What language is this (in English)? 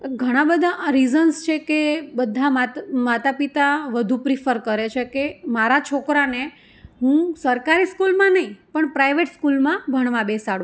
Gujarati